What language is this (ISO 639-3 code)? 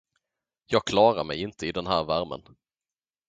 swe